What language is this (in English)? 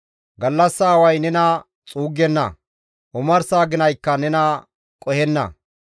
Gamo